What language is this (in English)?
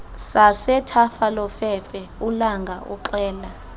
Xhosa